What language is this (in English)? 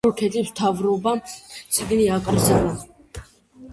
Georgian